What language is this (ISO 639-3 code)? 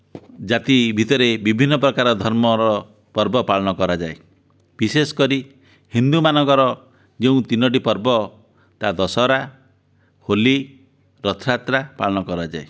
ori